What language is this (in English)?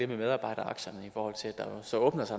Danish